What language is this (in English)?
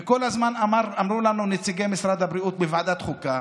Hebrew